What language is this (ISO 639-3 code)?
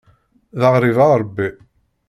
kab